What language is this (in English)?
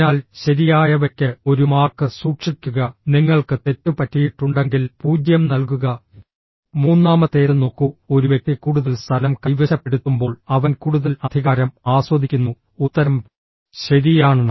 Malayalam